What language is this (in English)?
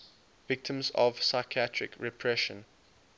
English